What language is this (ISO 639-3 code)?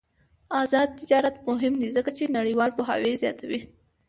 pus